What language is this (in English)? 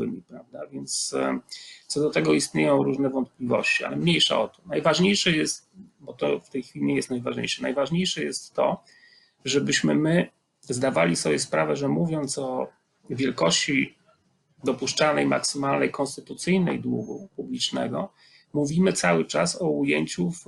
Polish